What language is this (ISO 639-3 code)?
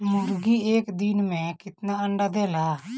bho